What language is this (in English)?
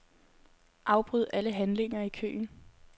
Danish